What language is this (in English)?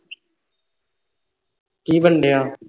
Punjabi